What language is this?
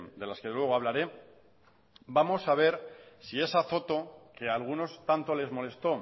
Spanish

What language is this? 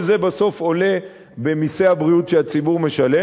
Hebrew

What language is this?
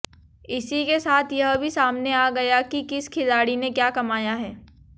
Hindi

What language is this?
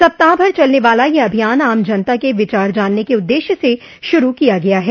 Hindi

